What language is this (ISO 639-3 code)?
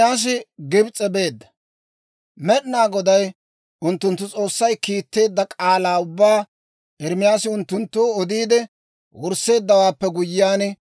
dwr